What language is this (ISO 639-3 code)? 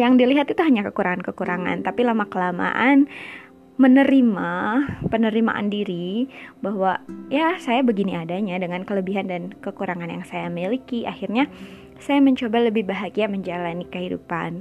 ind